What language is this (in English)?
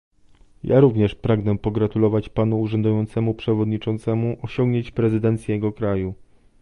Polish